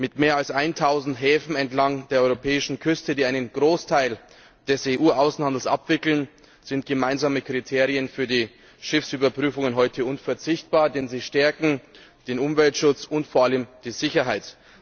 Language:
German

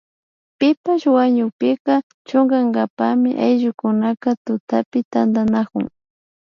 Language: Imbabura Highland Quichua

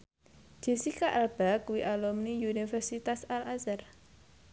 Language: Javanese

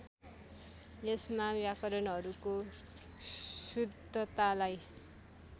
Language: Nepali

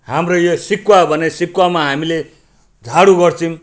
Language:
Nepali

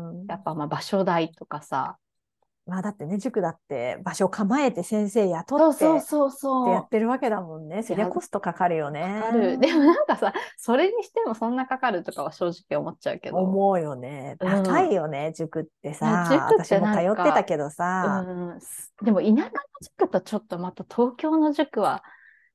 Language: Japanese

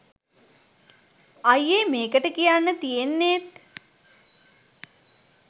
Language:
Sinhala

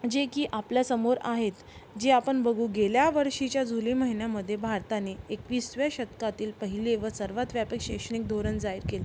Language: Marathi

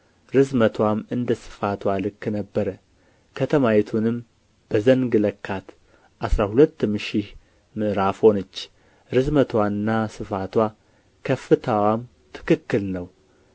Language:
Amharic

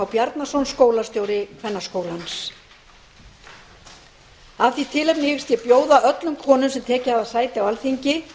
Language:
Icelandic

